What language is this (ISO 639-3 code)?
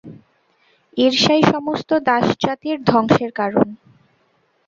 ben